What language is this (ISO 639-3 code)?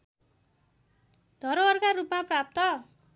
nep